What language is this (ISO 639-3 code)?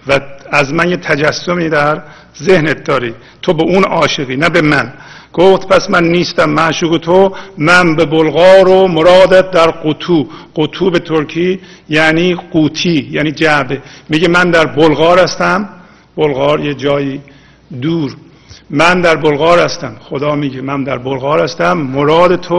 fas